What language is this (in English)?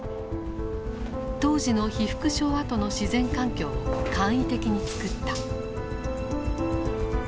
Japanese